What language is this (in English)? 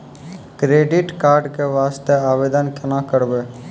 Maithili